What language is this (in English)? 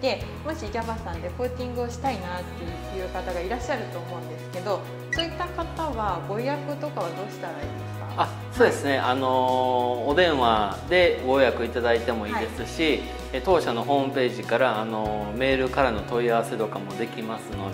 Japanese